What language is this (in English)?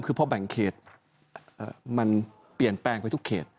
Thai